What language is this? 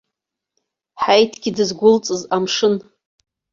Abkhazian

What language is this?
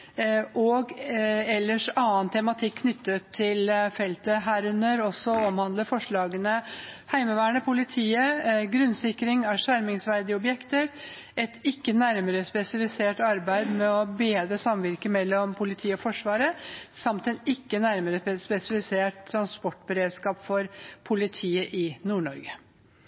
Norwegian Bokmål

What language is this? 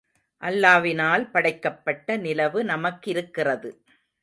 Tamil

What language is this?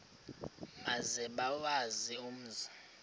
Xhosa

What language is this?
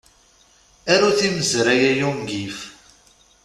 Kabyle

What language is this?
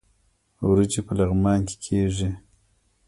Pashto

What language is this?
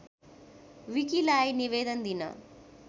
Nepali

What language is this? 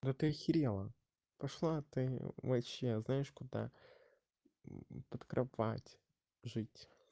Russian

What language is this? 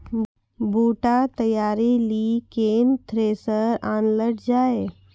Maithili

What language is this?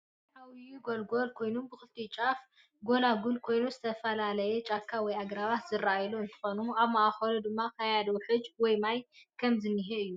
Tigrinya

